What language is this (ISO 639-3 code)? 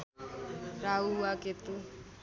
nep